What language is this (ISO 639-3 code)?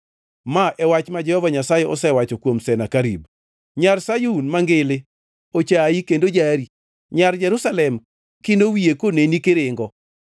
luo